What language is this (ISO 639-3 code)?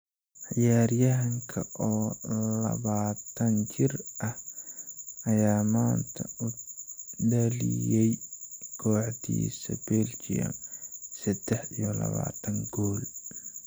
som